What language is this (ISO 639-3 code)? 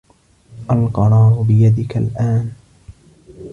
ara